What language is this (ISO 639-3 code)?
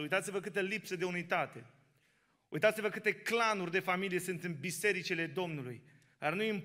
ron